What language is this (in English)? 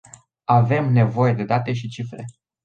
Romanian